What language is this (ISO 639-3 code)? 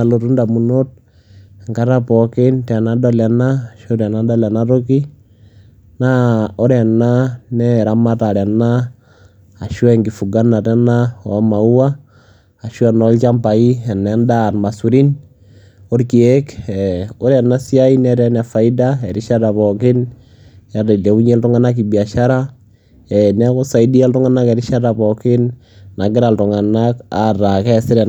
mas